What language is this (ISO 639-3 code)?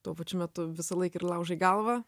lit